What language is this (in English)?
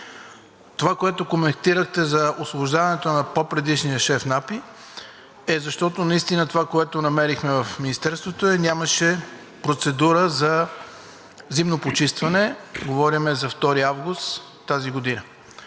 Bulgarian